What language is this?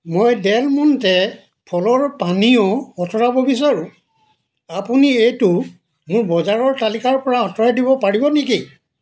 Assamese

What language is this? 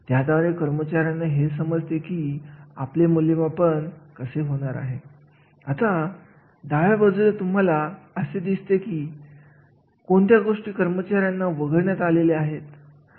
Marathi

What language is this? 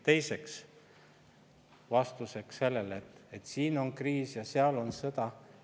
Estonian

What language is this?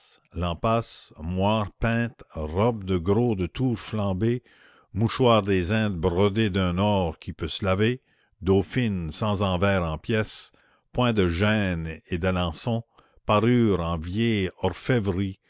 French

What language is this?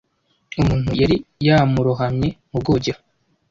Kinyarwanda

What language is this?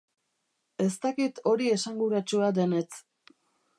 Basque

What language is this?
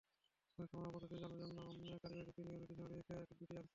Bangla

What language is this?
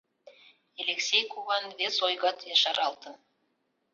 Mari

